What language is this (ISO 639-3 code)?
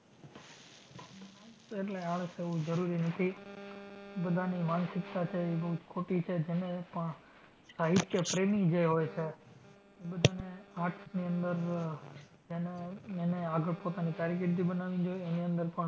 guj